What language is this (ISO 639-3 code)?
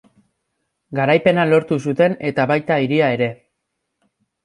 eus